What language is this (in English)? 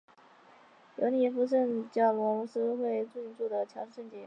Chinese